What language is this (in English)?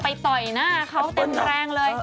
Thai